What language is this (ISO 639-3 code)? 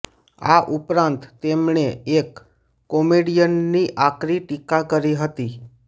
guj